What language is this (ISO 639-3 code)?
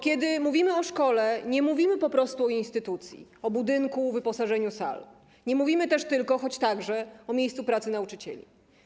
pol